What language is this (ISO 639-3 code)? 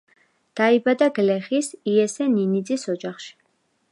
kat